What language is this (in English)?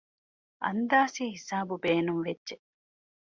Divehi